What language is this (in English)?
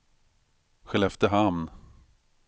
Swedish